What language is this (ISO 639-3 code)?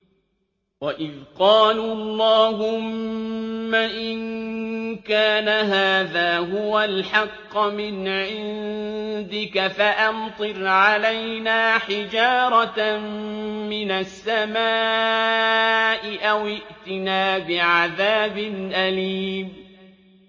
ara